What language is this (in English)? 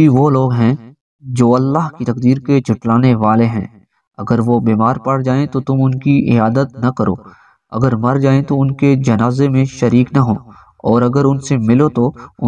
Hindi